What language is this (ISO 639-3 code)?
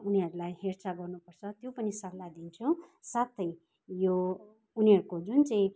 nep